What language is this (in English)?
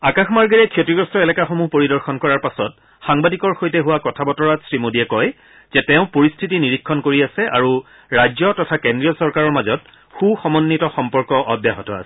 Assamese